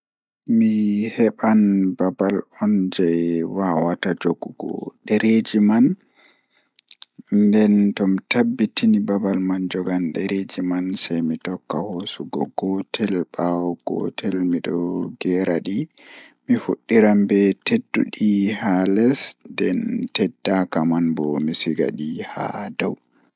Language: Fula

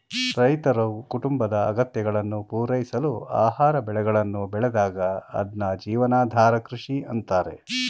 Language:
Kannada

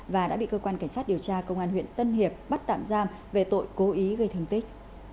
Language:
Vietnamese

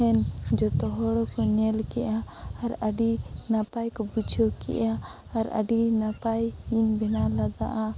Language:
Santali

